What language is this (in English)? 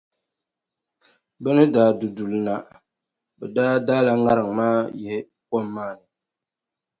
Dagbani